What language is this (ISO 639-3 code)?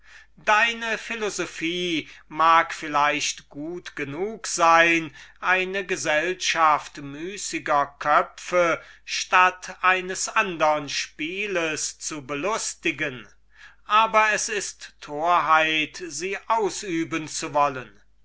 deu